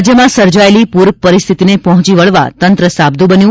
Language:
Gujarati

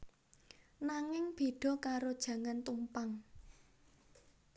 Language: Javanese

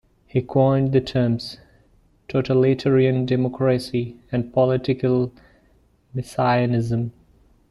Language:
English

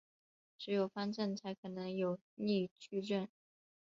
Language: Chinese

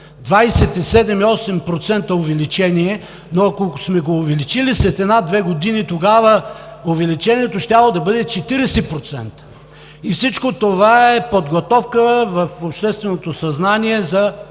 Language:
Bulgarian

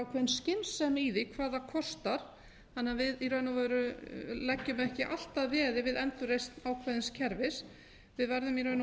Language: Icelandic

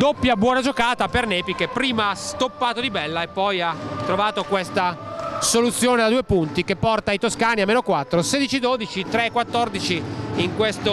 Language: Italian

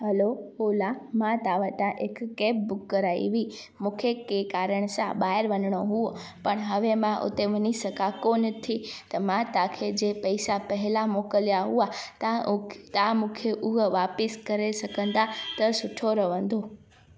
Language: Sindhi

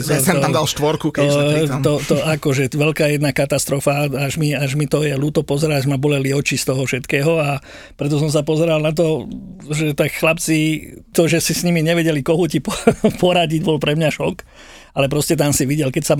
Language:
Slovak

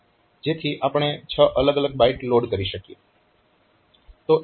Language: Gujarati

